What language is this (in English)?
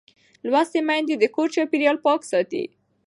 Pashto